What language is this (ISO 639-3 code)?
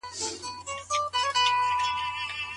pus